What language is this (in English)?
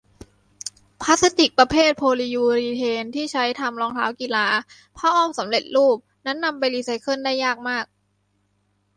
Thai